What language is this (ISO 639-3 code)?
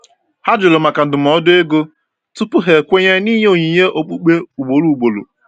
ibo